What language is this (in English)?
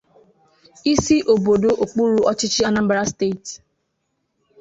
Igbo